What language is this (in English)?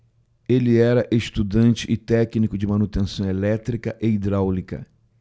Portuguese